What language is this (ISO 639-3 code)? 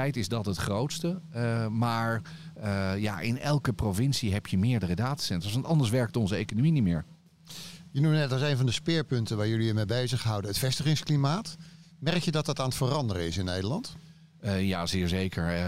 nld